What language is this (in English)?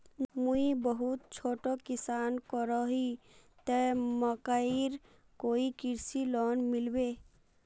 Magahi